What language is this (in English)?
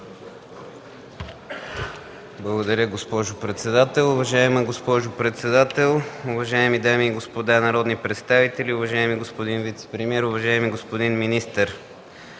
Bulgarian